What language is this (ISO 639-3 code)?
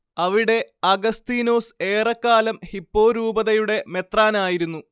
mal